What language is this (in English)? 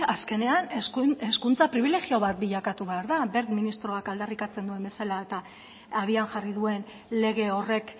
Basque